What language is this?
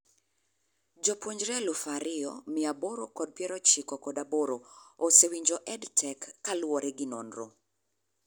Luo (Kenya and Tanzania)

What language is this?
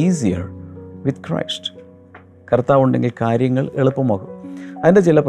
Malayalam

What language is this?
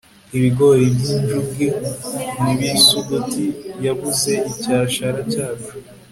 Kinyarwanda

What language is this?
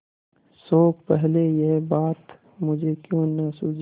Hindi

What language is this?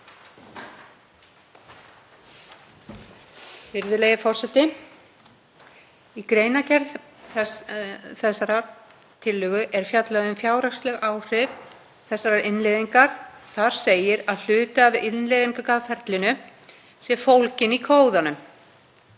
Icelandic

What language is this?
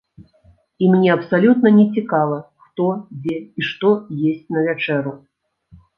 Belarusian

